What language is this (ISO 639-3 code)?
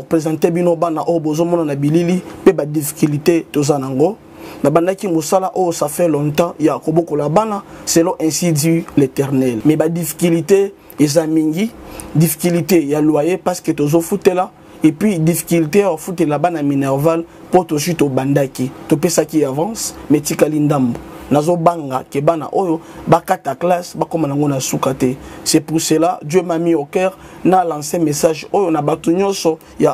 fra